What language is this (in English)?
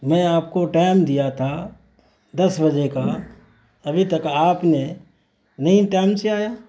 Urdu